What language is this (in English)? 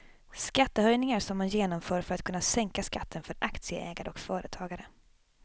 Swedish